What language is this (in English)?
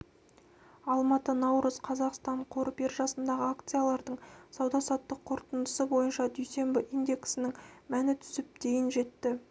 Kazakh